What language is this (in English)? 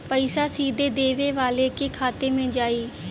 Bhojpuri